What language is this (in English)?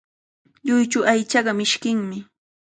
Cajatambo North Lima Quechua